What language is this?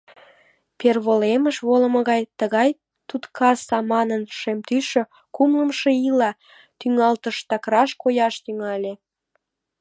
Mari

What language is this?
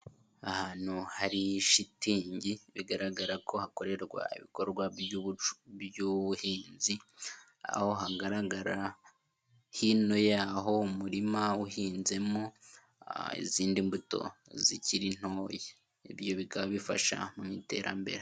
Kinyarwanda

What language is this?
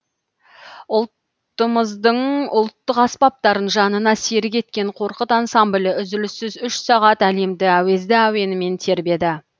Kazakh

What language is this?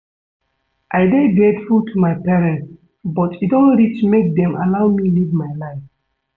Nigerian Pidgin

